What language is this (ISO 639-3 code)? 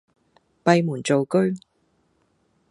yue